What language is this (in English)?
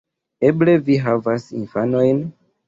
Esperanto